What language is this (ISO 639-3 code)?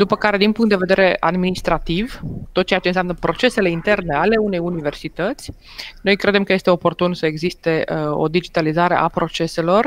ron